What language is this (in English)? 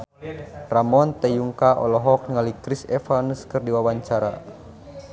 Sundanese